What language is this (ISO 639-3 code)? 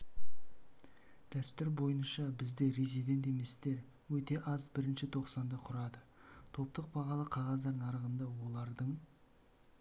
kaz